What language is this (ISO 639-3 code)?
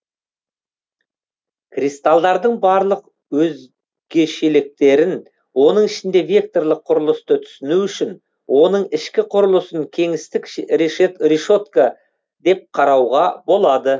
kaz